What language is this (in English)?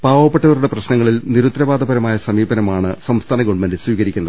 Malayalam